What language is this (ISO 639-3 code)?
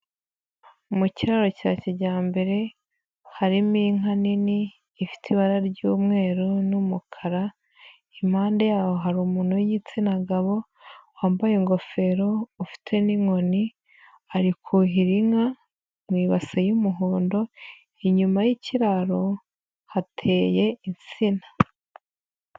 kin